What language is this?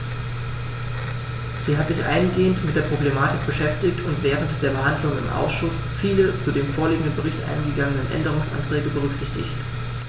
German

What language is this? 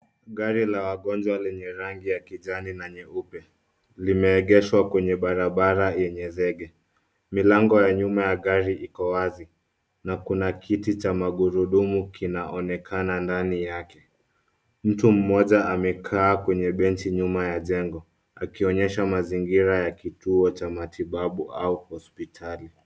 Swahili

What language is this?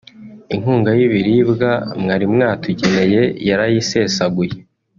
Kinyarwanda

